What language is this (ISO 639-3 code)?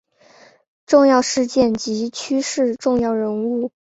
zho